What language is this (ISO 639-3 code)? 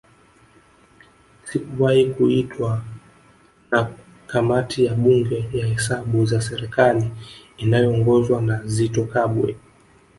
swa